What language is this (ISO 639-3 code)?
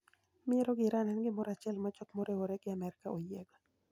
luo